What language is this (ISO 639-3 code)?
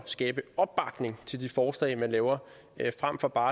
dan